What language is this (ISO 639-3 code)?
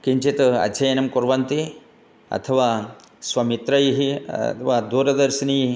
san